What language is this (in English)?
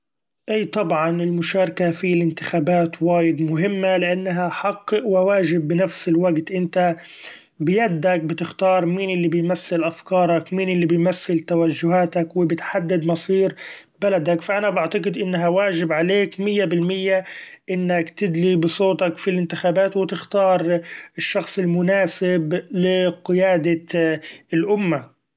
Gulf Arabic